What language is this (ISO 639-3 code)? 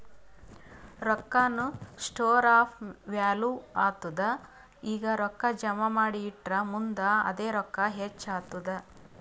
kan